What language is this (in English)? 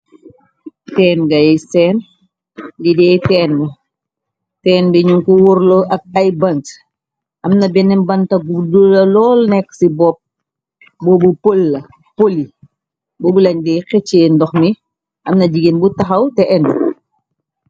Wolof